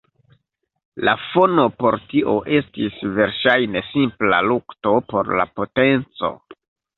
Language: Esperanto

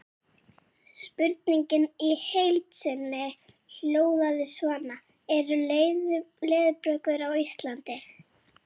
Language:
Icelandic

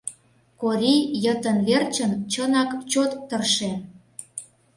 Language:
Mari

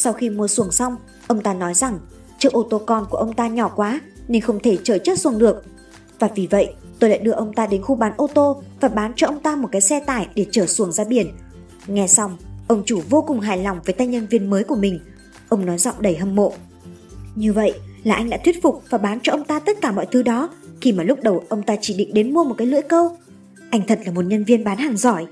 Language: Vietnamese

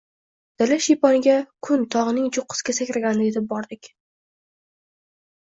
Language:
Uzbek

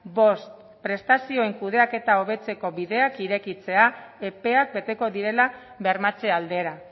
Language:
Basque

